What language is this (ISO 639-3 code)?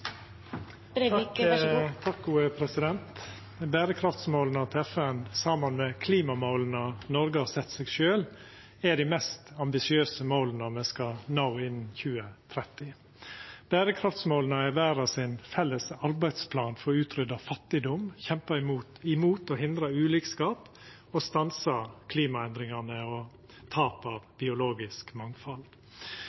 nno